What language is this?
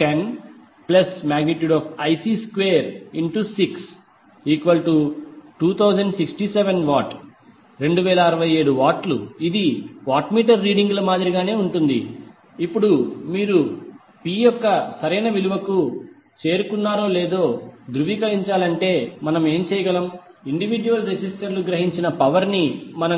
Telugu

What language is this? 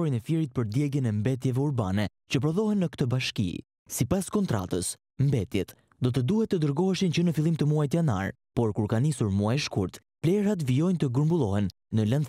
Romanian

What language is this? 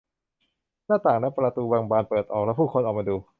Thai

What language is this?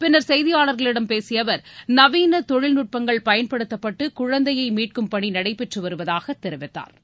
Tamil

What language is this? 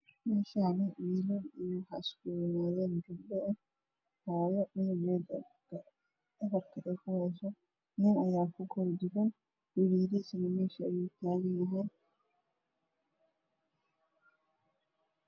Somali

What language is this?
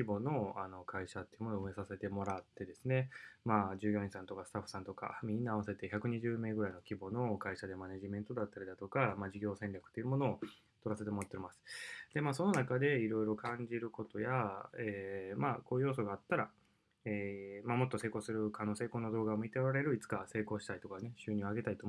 Japanese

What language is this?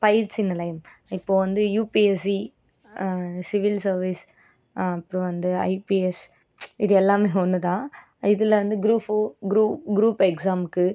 Tamil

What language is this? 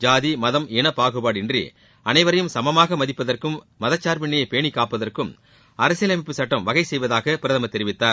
Tamil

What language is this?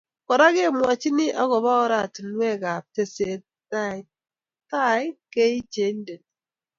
Kalenjin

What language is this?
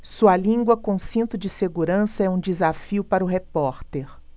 Portuguese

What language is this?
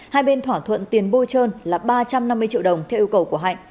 Vietnamese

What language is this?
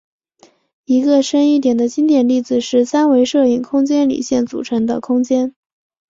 Chinese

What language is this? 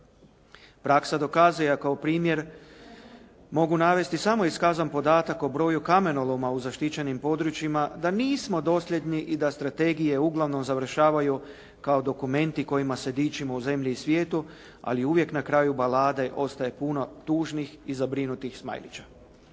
Croatian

